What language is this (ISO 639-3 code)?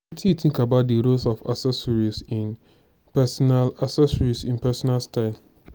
pcm